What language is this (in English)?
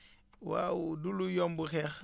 Wolof